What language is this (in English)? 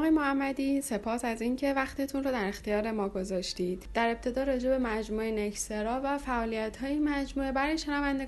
Persian